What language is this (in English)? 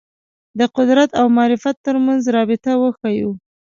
Pashto